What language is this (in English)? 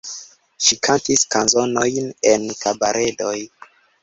Esperanto